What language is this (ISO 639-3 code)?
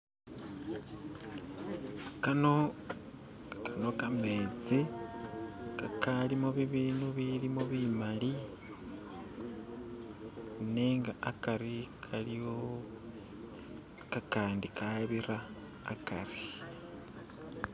myx